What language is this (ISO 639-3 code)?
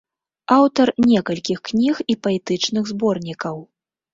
bel